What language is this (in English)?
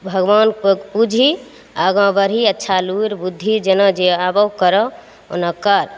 Maithili